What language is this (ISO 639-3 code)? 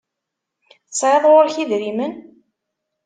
kab